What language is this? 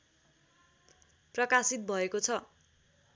Nepali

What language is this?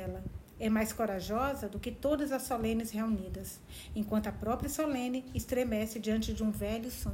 Portuguese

